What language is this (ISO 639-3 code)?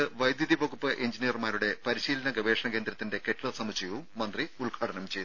mal